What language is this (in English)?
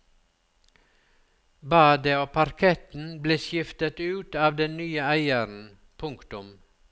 Norwegian